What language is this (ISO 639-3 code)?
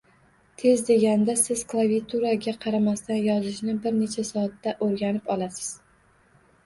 uzb